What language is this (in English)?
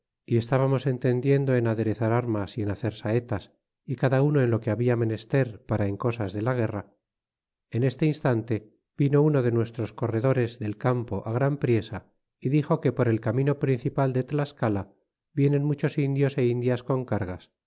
Spanish